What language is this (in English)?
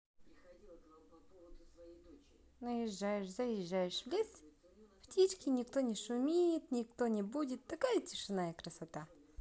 Russian